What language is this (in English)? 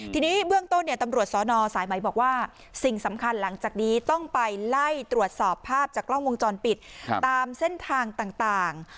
Thai